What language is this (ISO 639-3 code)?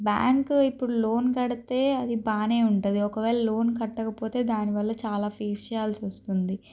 tel